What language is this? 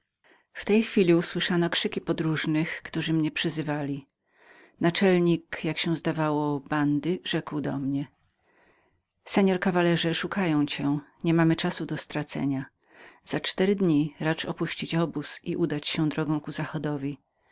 Polish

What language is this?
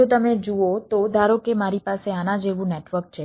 Gujarati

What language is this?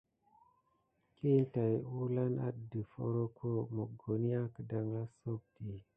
Gidar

